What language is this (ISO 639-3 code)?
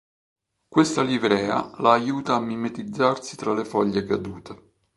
ita